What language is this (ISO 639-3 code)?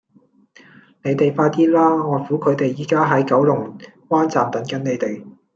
yue